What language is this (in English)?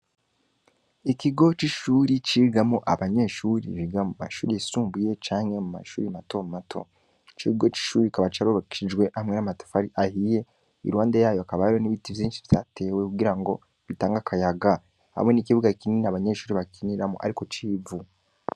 Rundi